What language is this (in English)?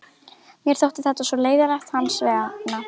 Icelandic